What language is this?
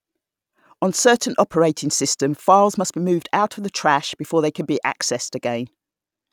English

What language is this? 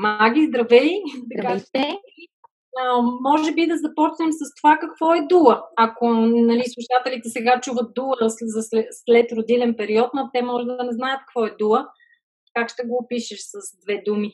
Bulgarian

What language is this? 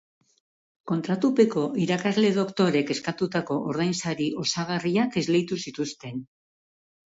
Basque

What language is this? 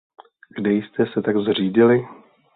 Czech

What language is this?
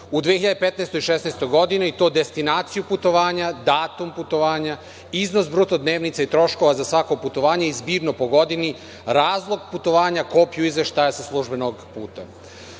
Serbian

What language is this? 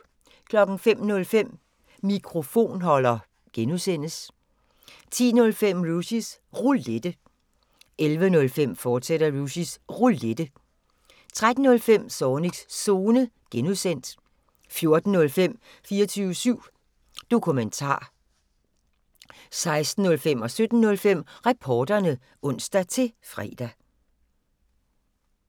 Danish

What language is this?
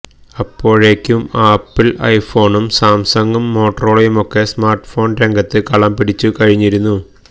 Malayalam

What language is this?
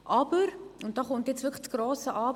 Swiss German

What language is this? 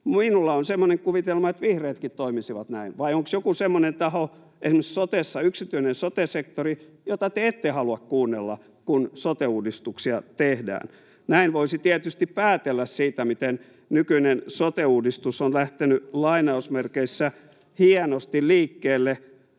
Finnish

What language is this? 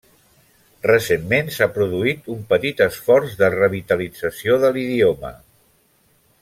Catalan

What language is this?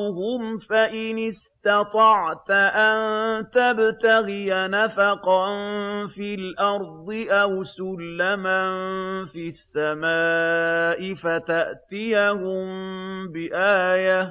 Arabic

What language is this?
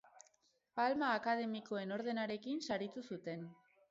Basque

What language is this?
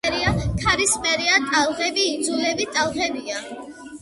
Georgian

